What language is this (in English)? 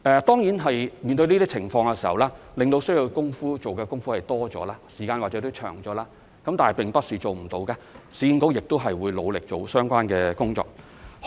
Cantonese